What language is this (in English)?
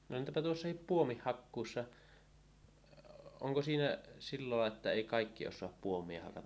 Finnish